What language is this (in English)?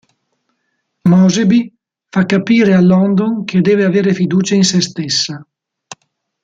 Italian